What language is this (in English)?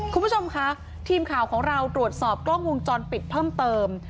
Thai